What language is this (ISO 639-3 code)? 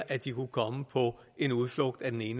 dan